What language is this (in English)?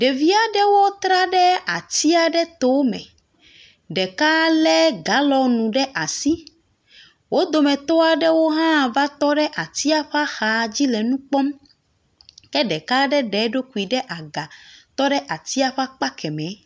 Ewe